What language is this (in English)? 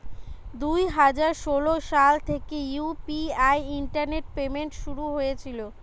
Bangla